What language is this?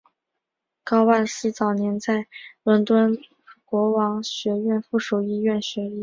Chinese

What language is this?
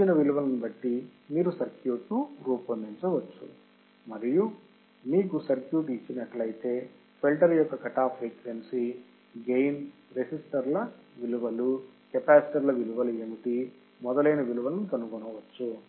Telugu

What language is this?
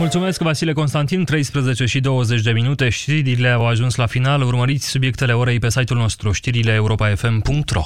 Romanian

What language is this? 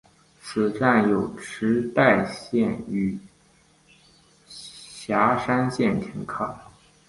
Chinese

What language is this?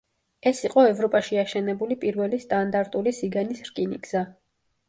Georgian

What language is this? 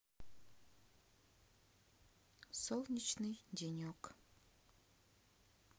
Russian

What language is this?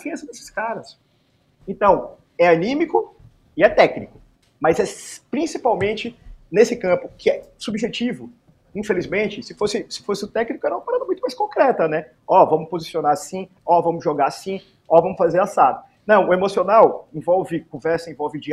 Portuguese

